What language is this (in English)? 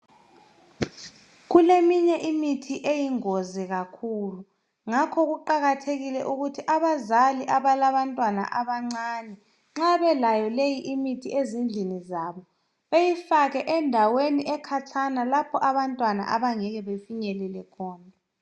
North Ndebele